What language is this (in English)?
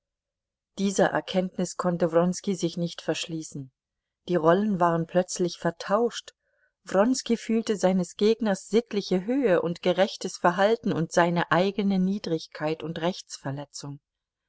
German